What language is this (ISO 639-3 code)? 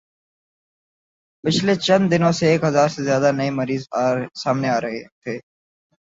urd